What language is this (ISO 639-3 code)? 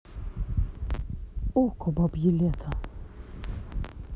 rus